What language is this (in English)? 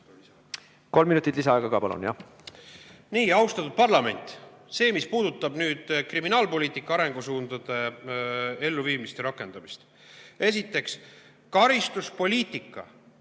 Estonian